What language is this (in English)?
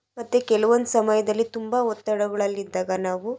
Kannada